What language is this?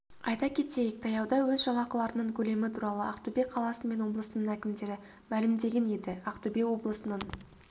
Kazakh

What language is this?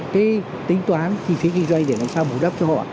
Vietnamese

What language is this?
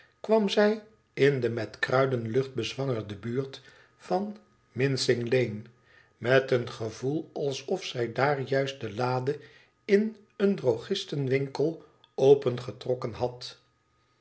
Dutch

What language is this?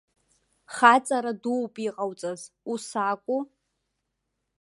Abkhazian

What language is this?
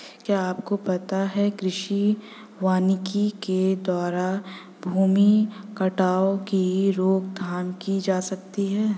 Hindi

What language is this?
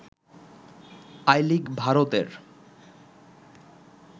Bangla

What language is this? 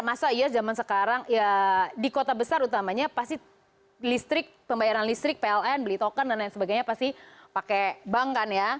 Indonesian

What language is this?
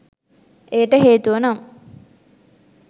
Sinhala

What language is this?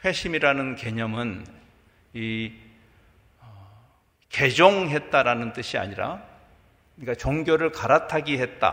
Korean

